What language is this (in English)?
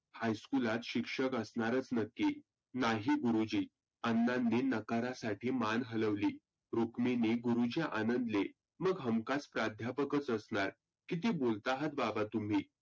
Marathi